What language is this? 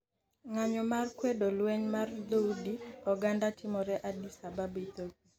Luo (Kenya and Tanzania)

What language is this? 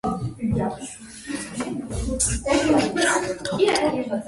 Georgian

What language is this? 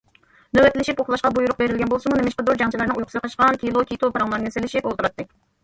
Uyghur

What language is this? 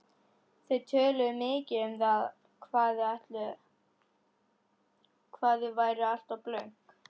Icelandic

